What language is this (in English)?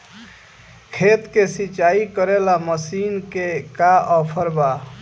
Bhojpuri